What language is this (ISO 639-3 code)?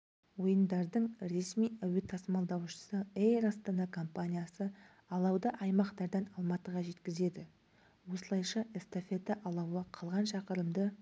kaz